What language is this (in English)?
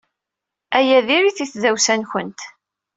Kabyle